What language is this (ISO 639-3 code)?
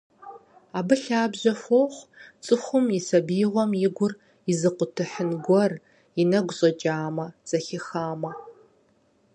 kbd